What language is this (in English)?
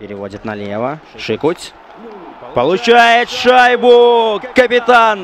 Russian